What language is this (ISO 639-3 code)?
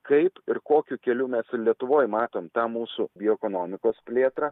lit